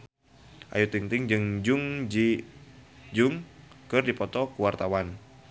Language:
Sundanese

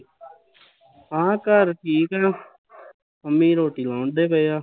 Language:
Punjabi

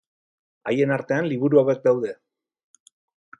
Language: Basque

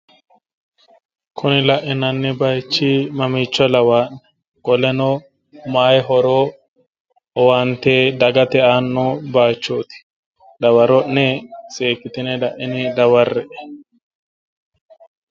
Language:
Sidamo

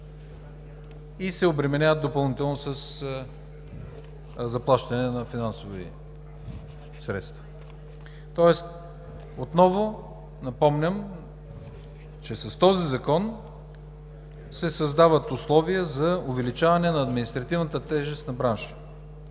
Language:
Bulgarian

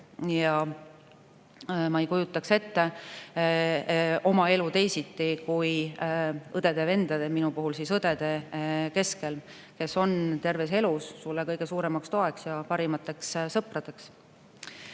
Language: Estonian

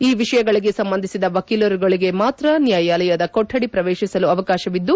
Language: Kannada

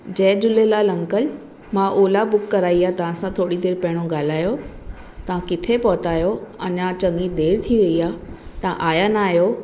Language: Sindhi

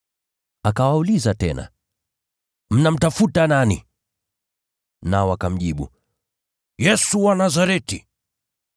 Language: Swahili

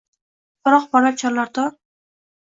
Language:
Uzbek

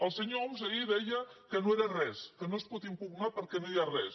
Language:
Catalan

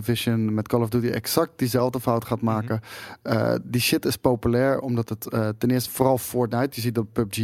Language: Dutch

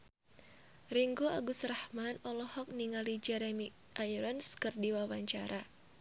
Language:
Sundanese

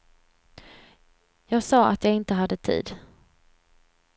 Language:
Swedish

